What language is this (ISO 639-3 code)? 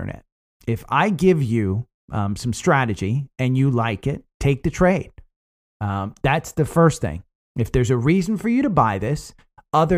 eng